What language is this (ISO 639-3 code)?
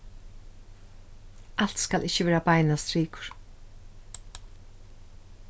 fao